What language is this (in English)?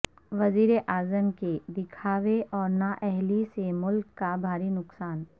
Urdu